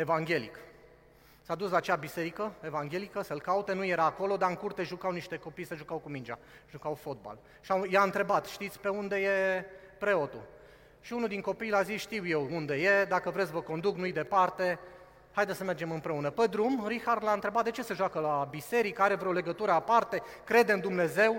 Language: Romanian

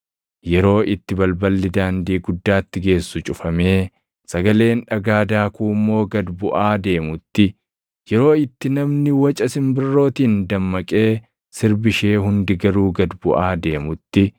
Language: Oromo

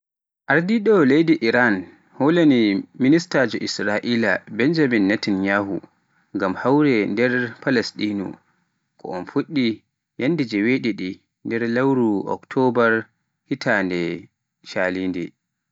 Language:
Pular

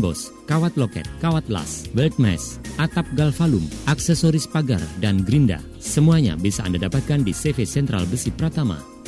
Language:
Indonesian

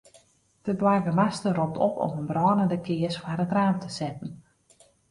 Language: Western Frisian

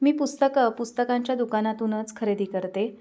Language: Marathi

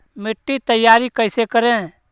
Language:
Magahi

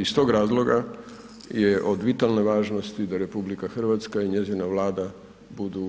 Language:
Croatian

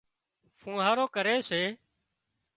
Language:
Wadiyara Koli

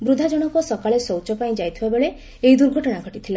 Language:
Odia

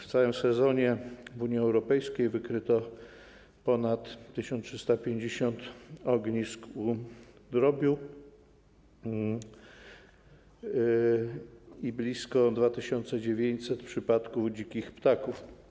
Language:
Polish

